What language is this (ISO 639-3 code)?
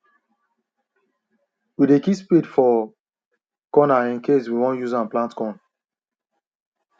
pcm